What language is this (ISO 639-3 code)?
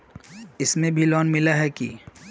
mag